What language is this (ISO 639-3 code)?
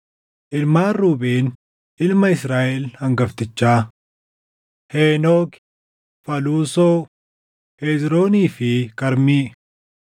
orm